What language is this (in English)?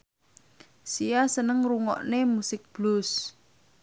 Javanese